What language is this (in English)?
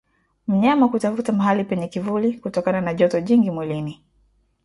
Swahili